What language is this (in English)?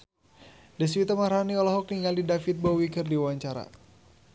Sundanese